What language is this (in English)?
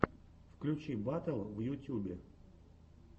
Russian